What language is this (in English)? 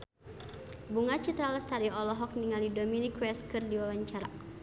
Sundanese